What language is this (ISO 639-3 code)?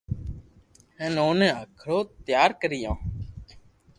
lrk